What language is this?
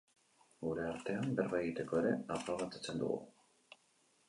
Basque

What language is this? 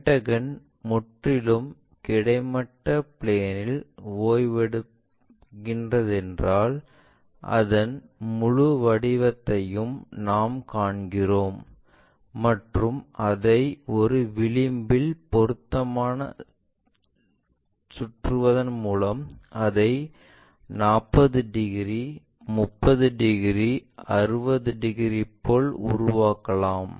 Tamil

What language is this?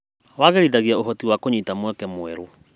Kikuyu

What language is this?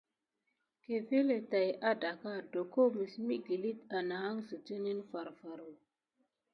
Gidar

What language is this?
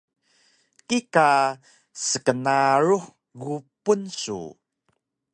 Taroko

